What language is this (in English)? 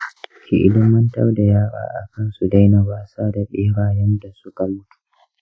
Hausa